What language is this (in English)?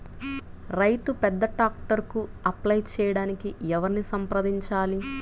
Telugu